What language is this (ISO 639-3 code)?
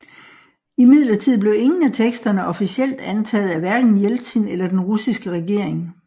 dan